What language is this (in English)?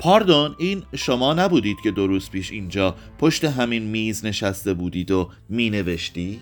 Persian